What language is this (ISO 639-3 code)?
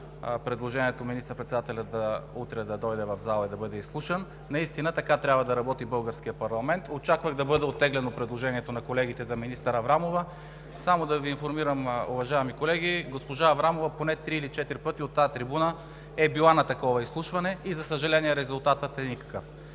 bul